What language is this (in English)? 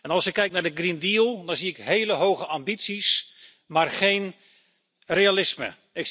Dutch